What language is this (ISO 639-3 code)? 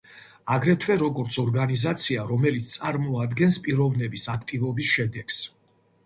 kat